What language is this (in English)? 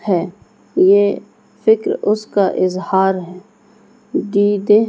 Urdu